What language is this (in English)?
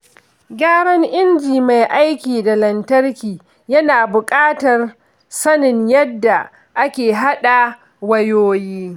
Hausa